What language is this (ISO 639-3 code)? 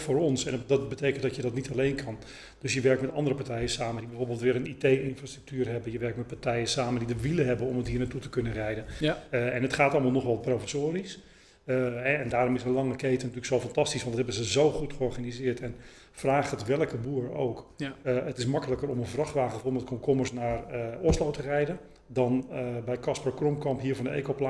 nld